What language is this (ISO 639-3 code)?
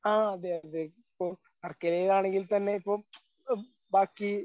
mal